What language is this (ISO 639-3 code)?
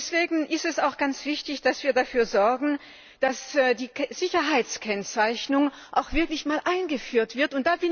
deu